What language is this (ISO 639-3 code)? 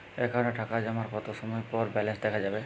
ben